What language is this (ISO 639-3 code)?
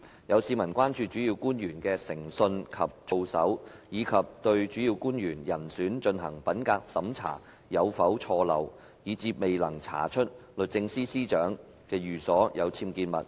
yue